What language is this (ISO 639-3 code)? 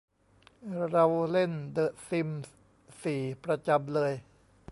tha